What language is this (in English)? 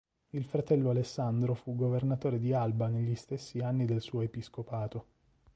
Italian